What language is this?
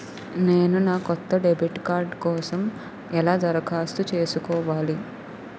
Telugu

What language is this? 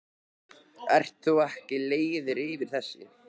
Icelandic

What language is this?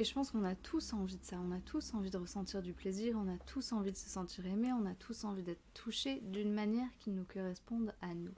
French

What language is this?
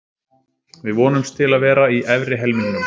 Icelandic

